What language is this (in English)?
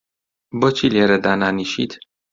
Central Kurdish